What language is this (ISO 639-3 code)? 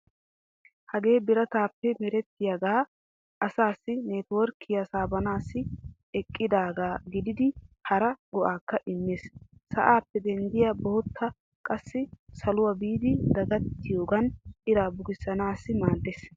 wal